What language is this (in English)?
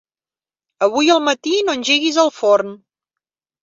Catalan